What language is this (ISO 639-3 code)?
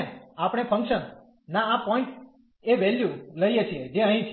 guj